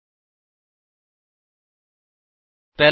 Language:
Punjabi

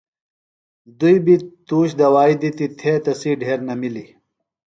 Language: Phalura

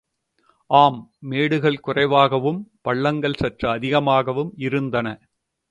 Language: Tamil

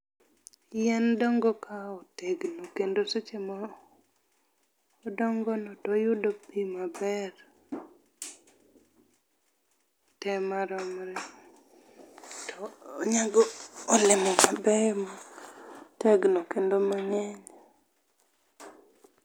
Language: Luo (Kenya and Tanzania)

